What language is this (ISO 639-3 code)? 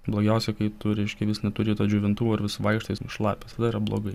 lit